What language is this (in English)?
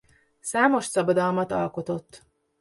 Hungarian